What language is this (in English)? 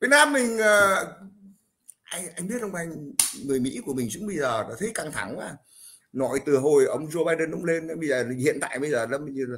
Vietnamese